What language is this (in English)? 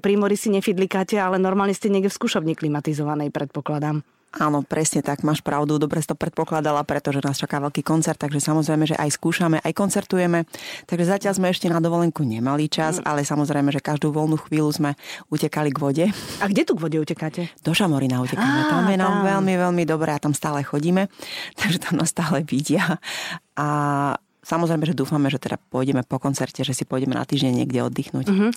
Slovak